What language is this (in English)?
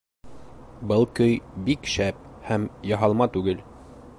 Bashkir